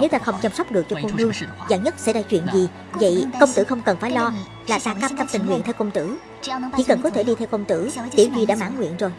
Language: Vietnamese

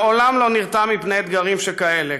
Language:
Hebrew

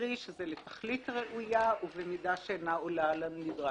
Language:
Hebrew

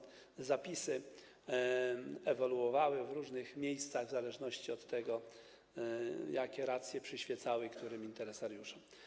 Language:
Polish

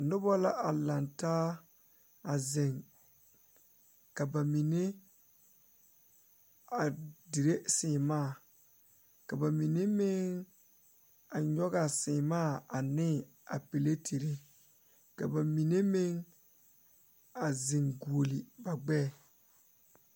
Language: Southern Dagaare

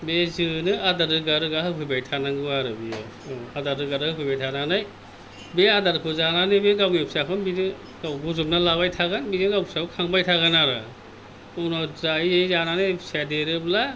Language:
Bodo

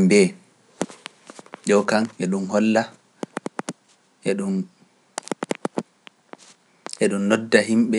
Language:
Pular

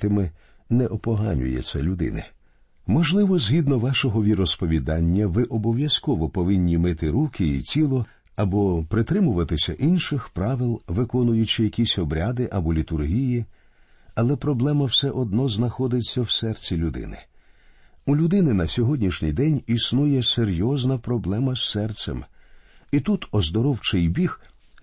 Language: Ukrainian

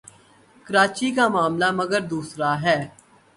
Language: Urdu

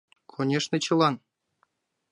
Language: Mari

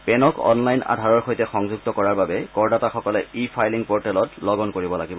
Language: Assamese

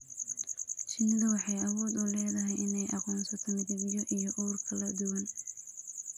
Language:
Somali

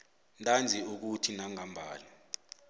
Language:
South Ndebele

